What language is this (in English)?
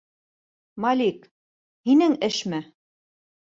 Bashkir